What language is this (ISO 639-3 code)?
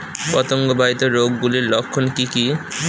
ben